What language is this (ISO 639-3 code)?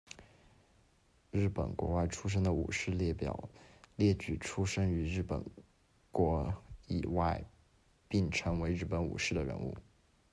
zho